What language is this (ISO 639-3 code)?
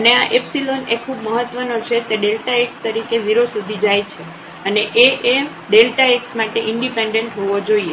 guj